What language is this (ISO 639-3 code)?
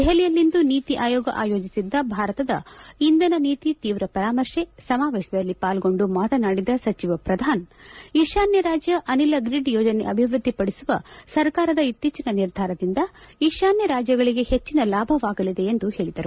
kan